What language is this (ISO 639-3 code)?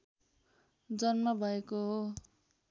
nep